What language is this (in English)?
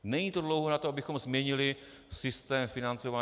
Czech